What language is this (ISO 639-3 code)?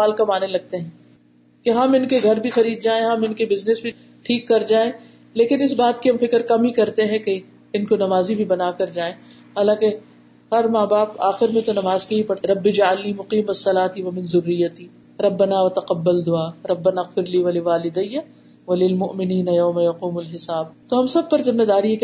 urd